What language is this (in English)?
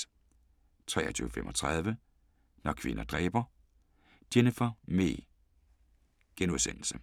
Danish